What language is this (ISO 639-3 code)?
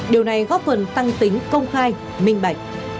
vie